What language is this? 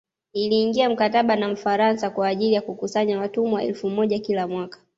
Swahili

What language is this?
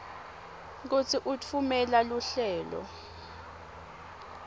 Swati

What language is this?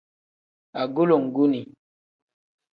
Tem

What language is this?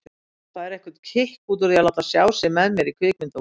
Icelandic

